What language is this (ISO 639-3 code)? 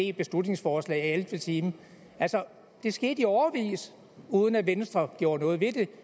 dan